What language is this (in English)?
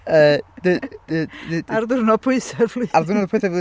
Welsh